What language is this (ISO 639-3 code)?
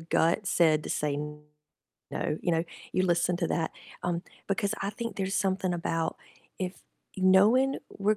eng